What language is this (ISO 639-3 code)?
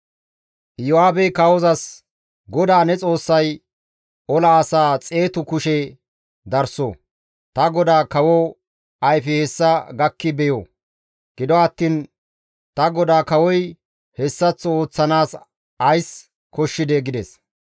gmv